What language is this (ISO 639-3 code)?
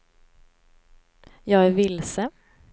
swe